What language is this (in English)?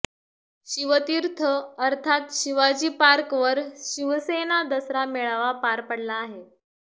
Marathi